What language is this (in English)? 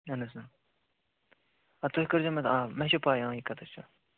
Kashmiri